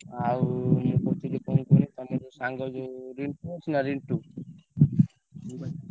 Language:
Odia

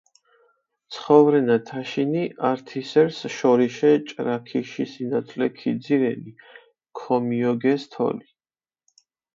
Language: Mingrelian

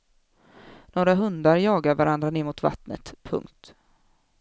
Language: Swedish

